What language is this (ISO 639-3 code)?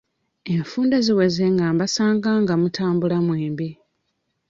lug